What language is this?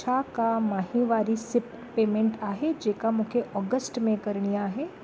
Sindhi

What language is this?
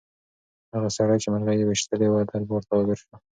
Pashto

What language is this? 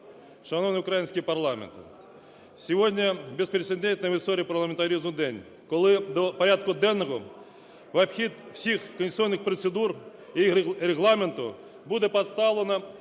Ukrainian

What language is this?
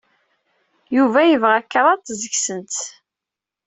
Kabyle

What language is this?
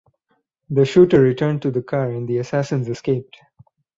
English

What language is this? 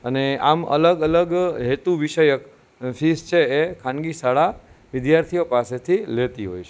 Gujarati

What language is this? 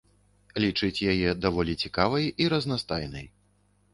Belarusian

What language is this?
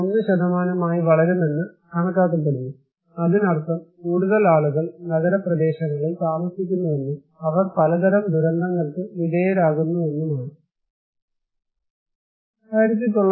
Malayalam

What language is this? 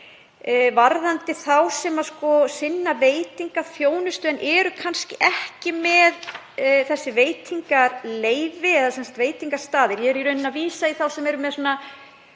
Icelandic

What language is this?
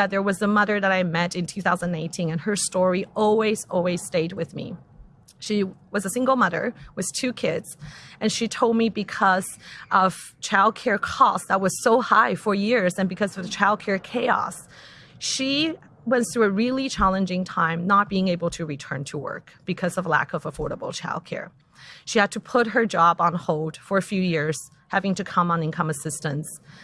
English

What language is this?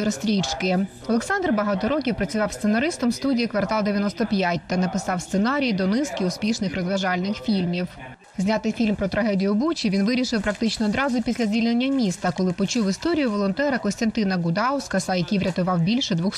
Ukrainian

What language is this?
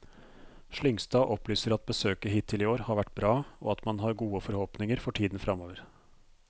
Norwegian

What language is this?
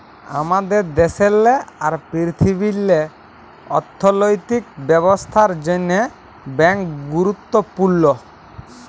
Bangla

